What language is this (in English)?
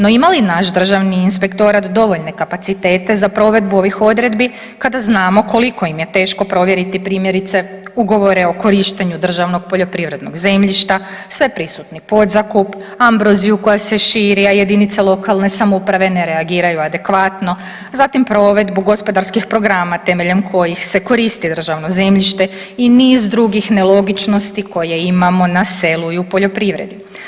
Croatian